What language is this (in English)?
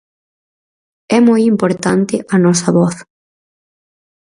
Galician